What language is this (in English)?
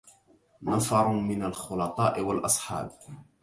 Arabic